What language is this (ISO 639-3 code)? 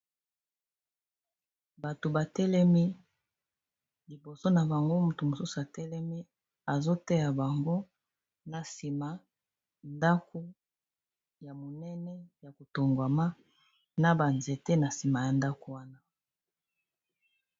lin